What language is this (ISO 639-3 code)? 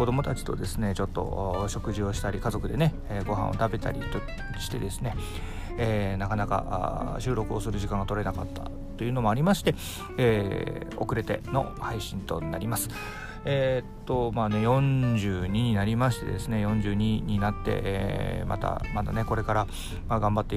jpn